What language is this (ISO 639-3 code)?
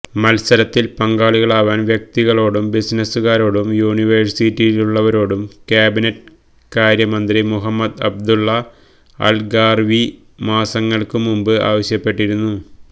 mal